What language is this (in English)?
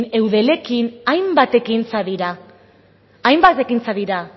Basque